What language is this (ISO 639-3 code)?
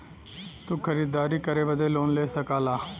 bho